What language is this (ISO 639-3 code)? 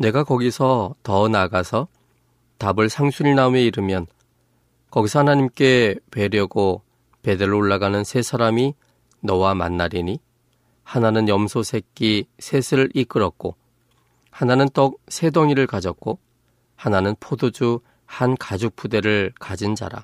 kor